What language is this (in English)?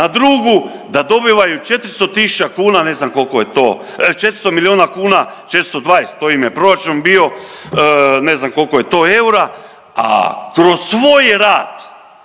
Croatian